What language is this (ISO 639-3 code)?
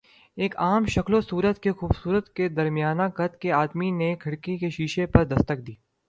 urd